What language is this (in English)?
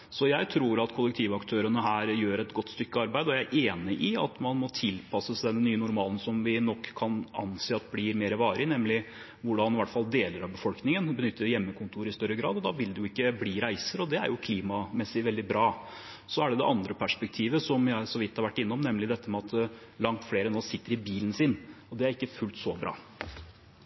Norwegian Bokmål